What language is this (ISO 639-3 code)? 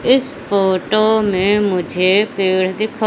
hin